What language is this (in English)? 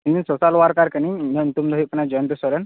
Santali